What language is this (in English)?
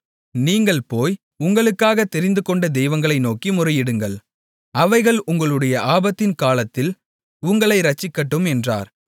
Tamil